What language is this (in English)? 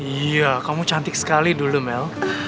Indonesian